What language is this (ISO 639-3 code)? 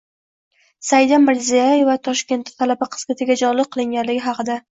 uzb